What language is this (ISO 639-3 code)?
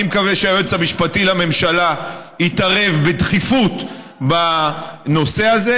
heb